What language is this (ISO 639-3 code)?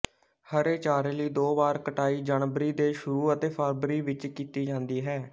pan